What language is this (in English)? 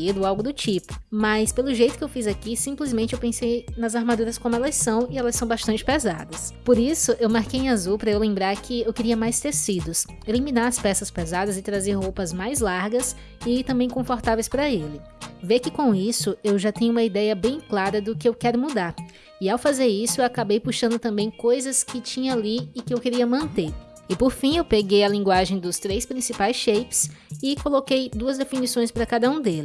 Portuguese